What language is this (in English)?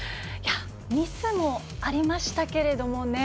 Japanese